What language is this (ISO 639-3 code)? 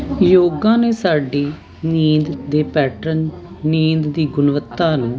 pan